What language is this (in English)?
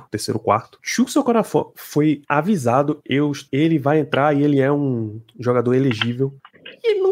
Portuguese